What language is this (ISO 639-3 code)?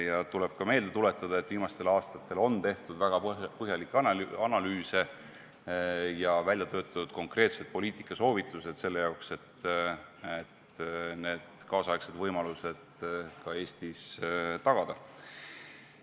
est